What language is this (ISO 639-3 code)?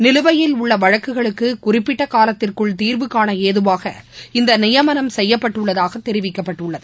tam